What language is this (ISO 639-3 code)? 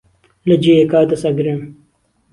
ckb